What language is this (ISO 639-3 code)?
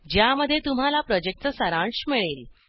mar